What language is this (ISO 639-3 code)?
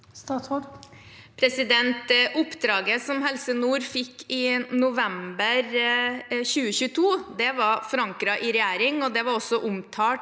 nor